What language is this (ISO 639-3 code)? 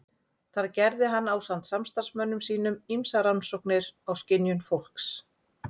isl